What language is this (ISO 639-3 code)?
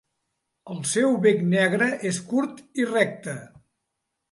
cat